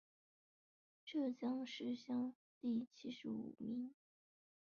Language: Chinese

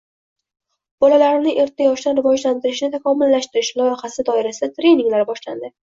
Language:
Uzbek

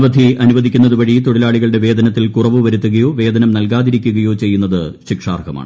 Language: Malayalam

